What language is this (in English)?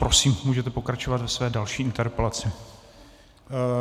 Czech